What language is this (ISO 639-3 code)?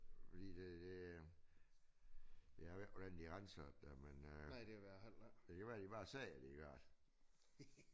dan